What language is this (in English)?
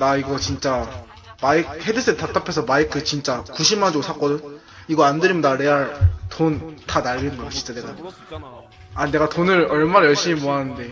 Korean